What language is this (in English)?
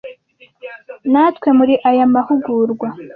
Kinyarwanda